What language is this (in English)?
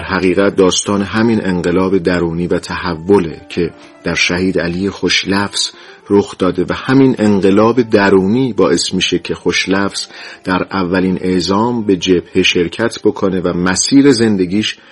Persian